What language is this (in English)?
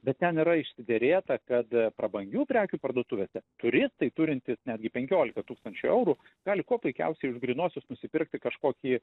Lithuanian